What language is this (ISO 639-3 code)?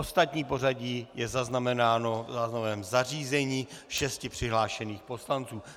ces